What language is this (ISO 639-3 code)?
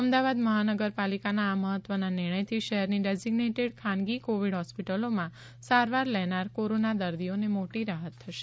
guj